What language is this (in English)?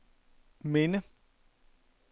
Danish